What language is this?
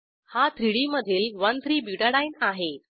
Marathi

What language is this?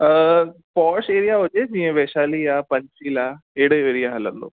Sindhi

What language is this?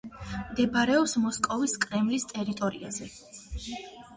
Georgian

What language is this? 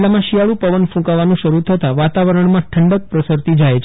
Gujarati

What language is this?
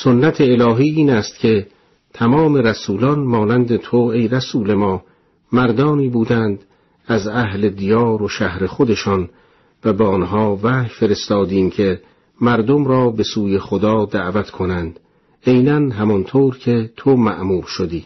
Persian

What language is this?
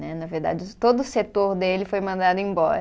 Portuguese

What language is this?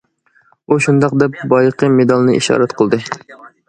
Uyghur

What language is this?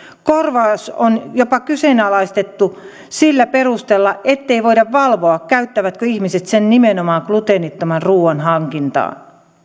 Finnish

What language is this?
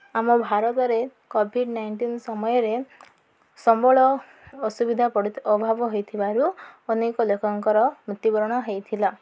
Odia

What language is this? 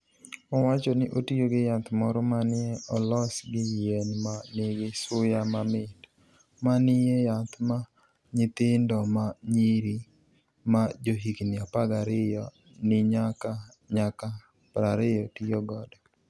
Luo (Kenya and Tanzania)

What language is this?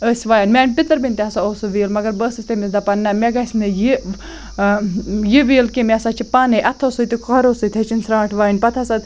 Kashmiri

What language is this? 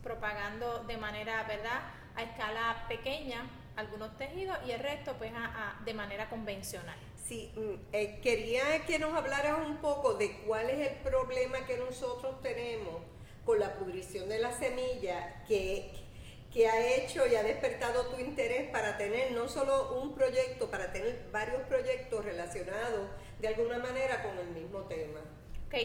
Spanish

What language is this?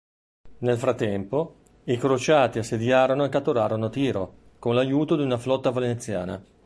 Italian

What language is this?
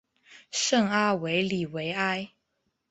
Chinese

